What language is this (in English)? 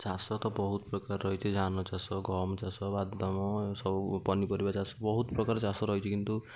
Odia